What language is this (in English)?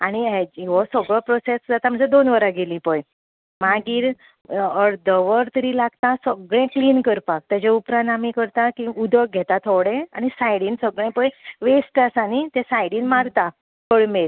Konkani